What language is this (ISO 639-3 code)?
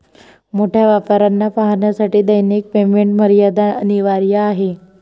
mar